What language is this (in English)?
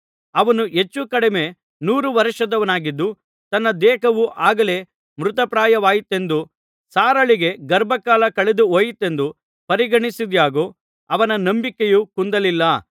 Kannada